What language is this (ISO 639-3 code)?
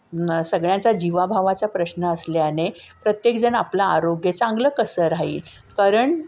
mar